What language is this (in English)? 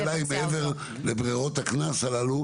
Hebrew